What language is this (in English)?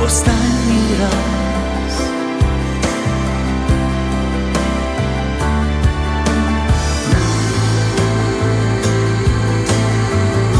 Ukrainian